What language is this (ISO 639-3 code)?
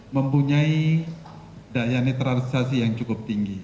ind